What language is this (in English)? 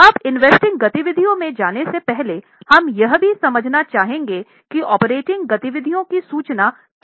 Hindi